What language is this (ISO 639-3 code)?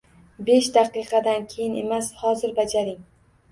uzb